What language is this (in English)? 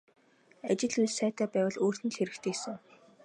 Mongolian